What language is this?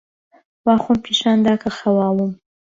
Central Kurdish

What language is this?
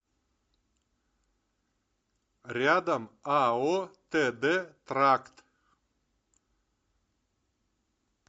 Russian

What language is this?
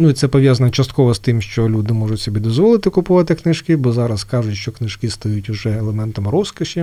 Ukrainian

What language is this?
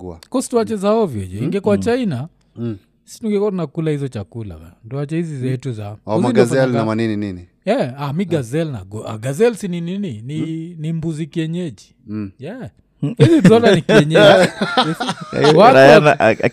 Swahili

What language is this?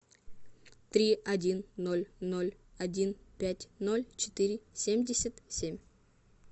Russian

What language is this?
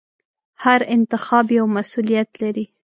Pashto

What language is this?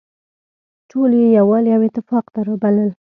Pashto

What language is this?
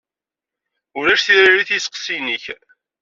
Kabyle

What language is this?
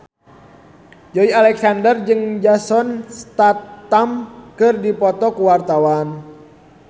Sundanese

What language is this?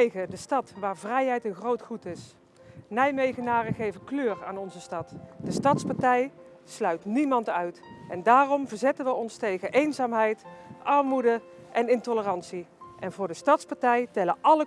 Dutch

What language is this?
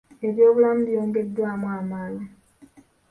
Ganda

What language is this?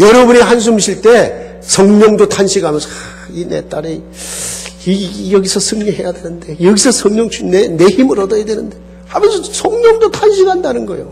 Korean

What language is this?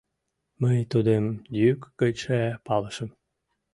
Mari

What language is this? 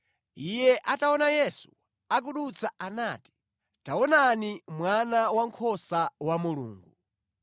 Nyanja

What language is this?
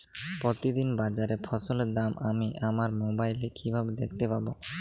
Bangla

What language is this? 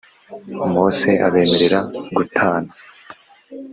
Kinyarwanda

